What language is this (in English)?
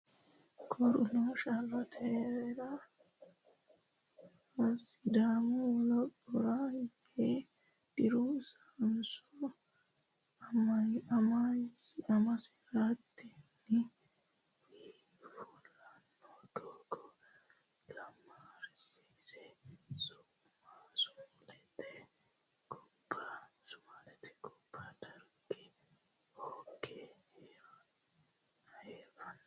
Sidamo